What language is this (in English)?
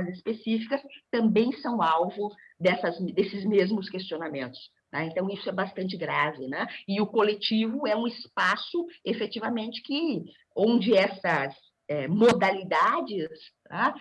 Portuguese